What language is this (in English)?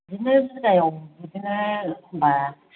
Bodo